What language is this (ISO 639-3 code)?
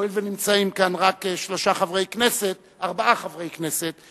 heb